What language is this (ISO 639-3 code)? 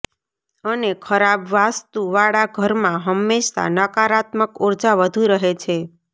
guj